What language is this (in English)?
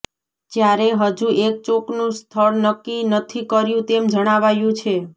Gujarati